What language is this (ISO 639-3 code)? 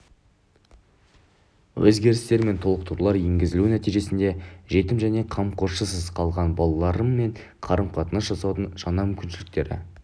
kaz